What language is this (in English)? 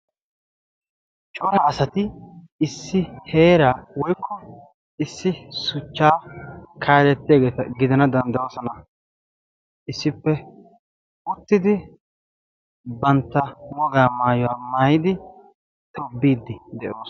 Wolaytta